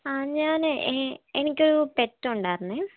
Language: Malayalam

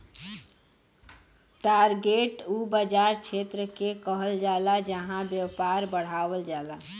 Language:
Bhojpuri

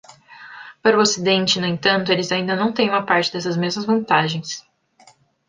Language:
Portuguese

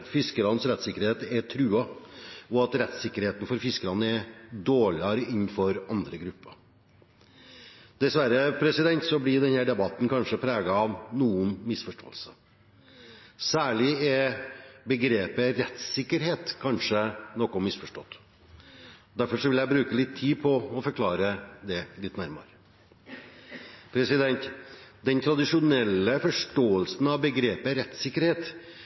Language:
Norwegian Bokmål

